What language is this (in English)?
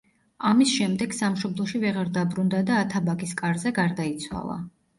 Georgian